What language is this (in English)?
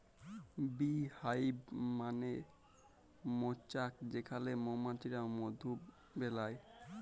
Bangla